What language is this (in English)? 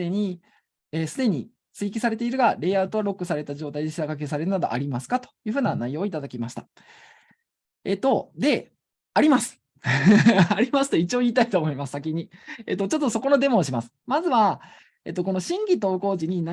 Japanese